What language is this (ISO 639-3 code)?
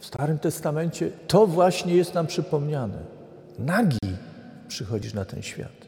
pol